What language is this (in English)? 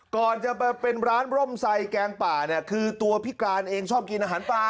Thai